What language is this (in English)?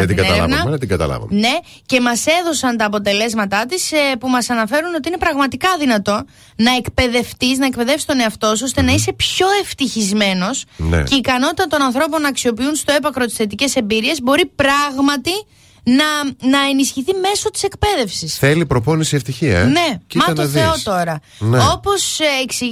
Greek